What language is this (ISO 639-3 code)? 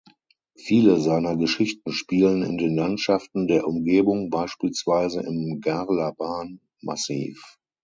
deu